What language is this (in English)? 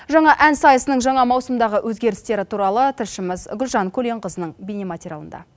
Kazakh